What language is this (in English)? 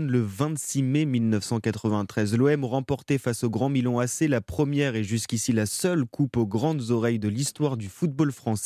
French